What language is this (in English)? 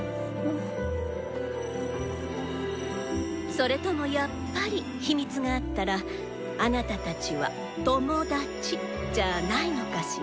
Japanese